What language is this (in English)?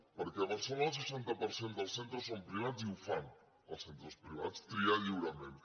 Catalan